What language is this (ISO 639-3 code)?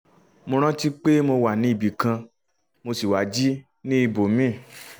yor